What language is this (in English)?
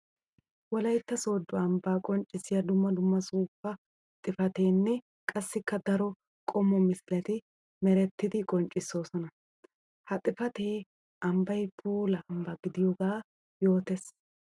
Wolaytta